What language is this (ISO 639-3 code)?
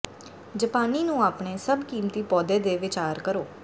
pan